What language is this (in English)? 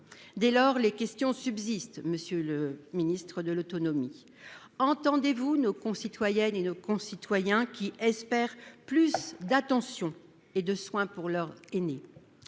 French